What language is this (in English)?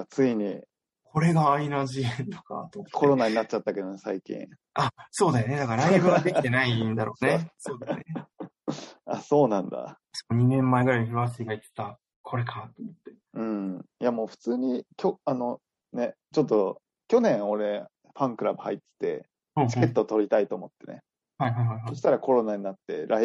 Japanese